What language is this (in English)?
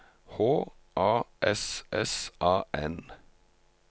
Norwegian